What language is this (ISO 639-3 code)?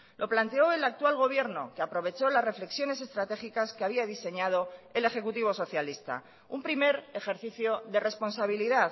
spa